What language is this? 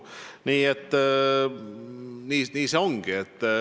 Estonian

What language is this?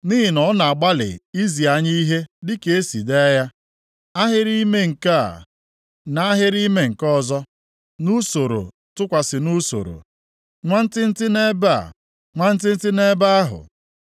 Igbo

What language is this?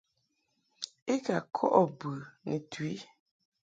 Mungaka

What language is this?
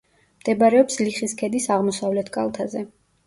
Georgian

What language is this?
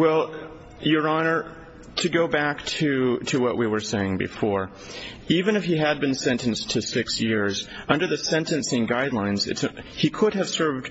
English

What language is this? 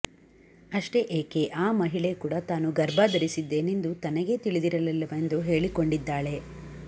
Kannada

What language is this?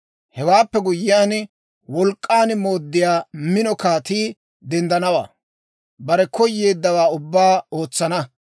Dawro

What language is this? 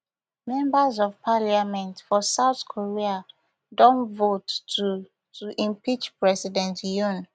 Nigerian Pidgin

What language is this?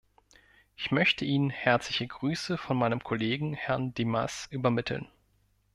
German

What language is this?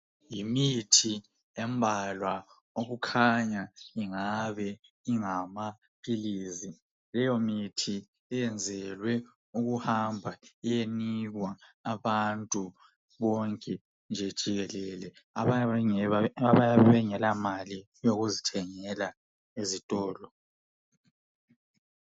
North Ndebele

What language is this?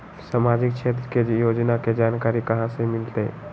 Magahi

